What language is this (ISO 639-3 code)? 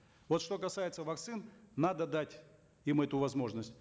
kaz